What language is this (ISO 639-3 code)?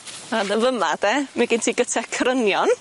cym